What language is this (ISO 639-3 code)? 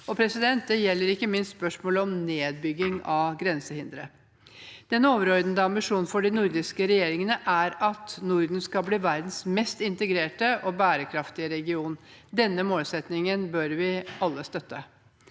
nor